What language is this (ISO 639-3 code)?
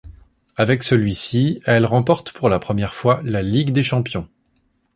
fra